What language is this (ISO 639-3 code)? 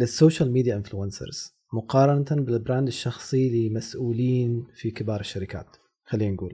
ara